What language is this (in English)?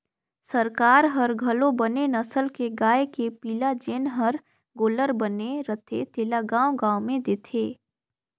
Chhattisgarhi